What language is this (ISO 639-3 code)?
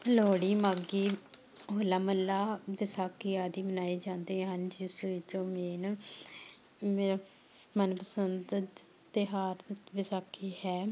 pan